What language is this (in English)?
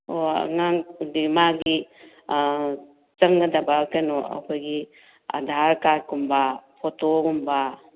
Manipuri